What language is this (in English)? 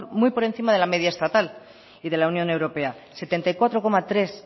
Spanish